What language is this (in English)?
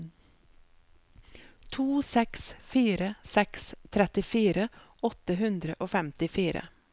Norwegian